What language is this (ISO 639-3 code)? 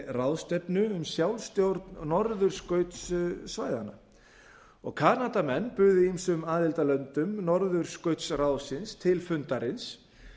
isl